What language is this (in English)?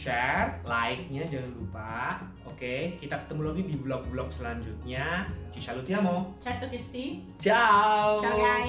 Indonesian